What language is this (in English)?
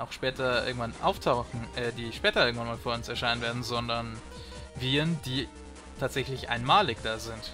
German